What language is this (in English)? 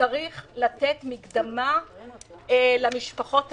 Hebrew